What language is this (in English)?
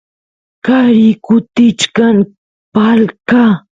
Santiago del Estero Quichua